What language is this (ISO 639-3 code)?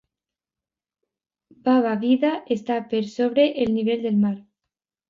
cat